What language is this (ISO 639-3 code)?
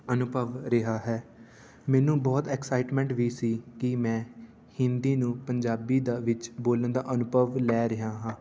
pan